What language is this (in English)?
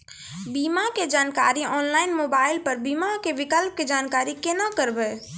Maithili